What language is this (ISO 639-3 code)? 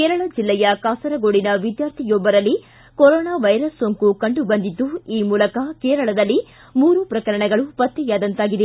kan